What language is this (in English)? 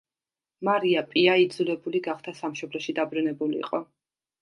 Georgian